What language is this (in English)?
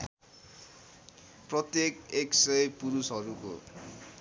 Nepali